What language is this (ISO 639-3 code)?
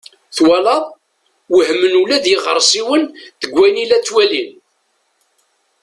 kab